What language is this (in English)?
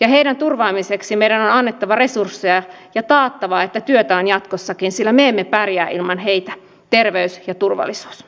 Finnish